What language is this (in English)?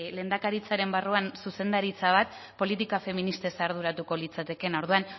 Basque